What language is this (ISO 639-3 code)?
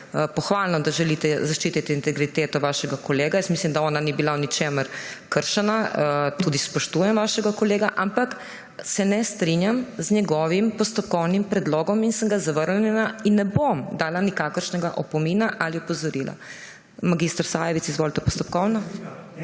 slv